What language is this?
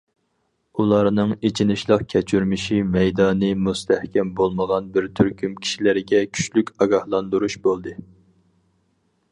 Uyghur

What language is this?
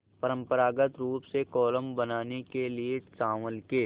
Hindi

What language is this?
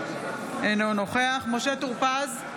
Hebrew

